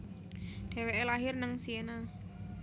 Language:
Javanese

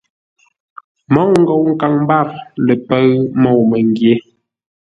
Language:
Ngombale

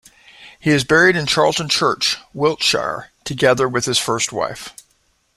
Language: English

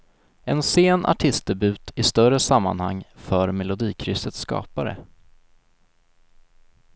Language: Swedish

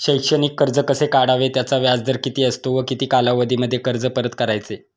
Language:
Marathi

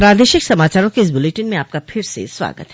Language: Hindi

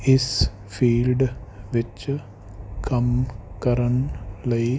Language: Punjabi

